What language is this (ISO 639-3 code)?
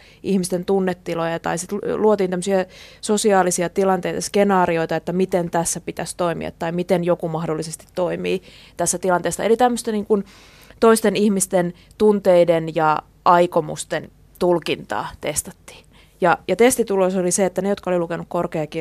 fin